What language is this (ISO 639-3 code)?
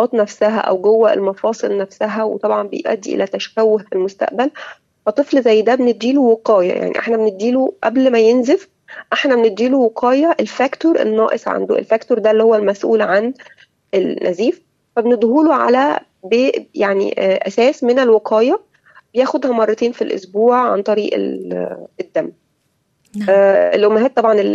ara